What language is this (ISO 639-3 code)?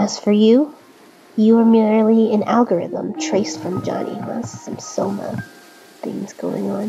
eng